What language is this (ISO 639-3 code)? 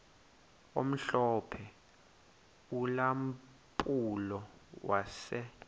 xho